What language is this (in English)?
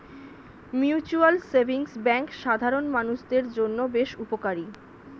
Bangla